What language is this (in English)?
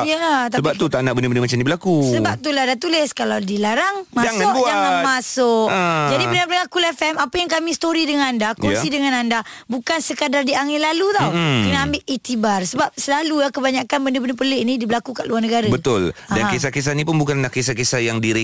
Malay